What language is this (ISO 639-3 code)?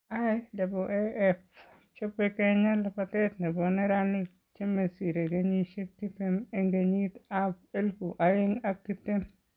kln